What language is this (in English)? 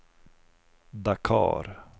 Swedish